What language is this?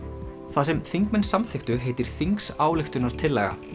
Icelandic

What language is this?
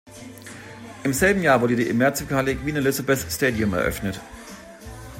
German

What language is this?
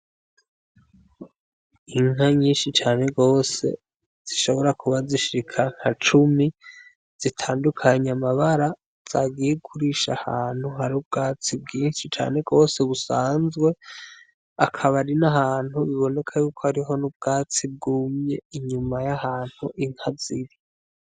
Rundi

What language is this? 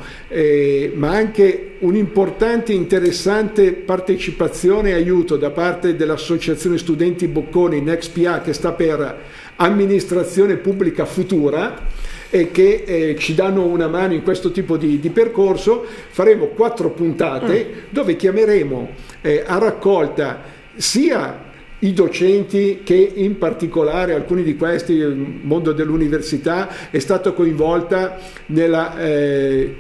Italian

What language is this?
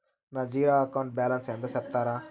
Telugu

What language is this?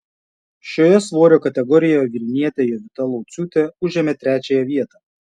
Lithuanian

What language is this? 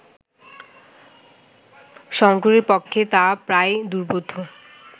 Bangla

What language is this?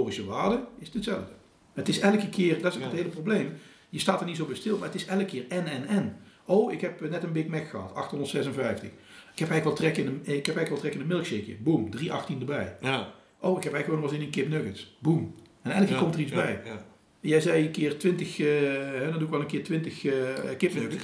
Dutch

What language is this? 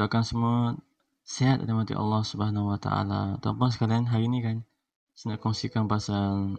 Malay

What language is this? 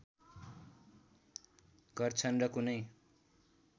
Nepali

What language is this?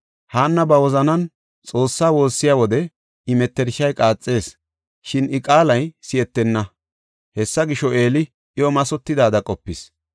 Gofa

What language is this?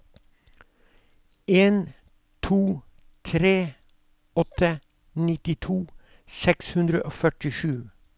Norwegian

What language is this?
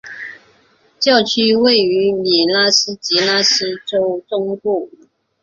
Chinese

